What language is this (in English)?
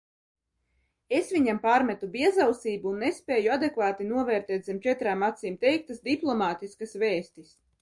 Latvian